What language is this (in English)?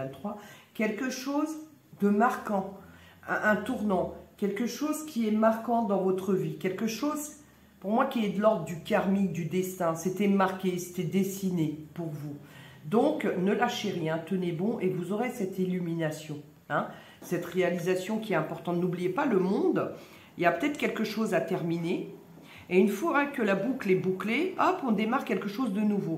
French